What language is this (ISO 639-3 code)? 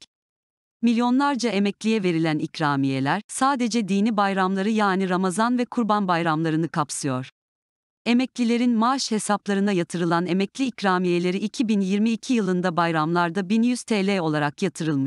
tur